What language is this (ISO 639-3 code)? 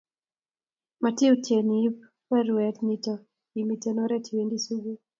kln